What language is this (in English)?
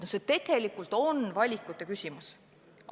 Estonian